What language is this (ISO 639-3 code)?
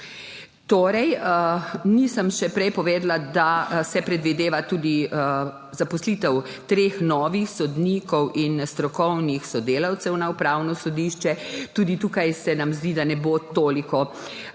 slv